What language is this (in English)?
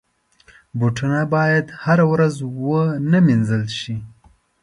Pashto